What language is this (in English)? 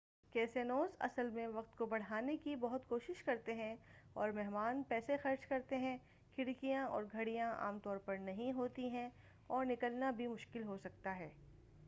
Urdu